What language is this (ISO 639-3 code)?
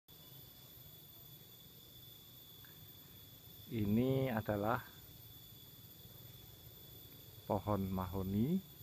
ind